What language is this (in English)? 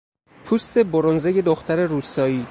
Persian